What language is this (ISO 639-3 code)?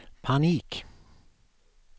swe